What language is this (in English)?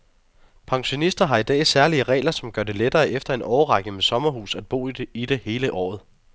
Danish